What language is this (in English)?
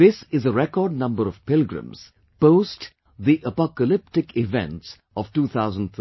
English